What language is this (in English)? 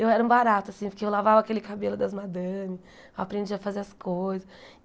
Portuguese